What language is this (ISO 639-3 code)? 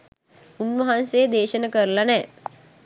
sin